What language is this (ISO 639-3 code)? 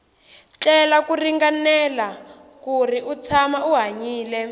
tso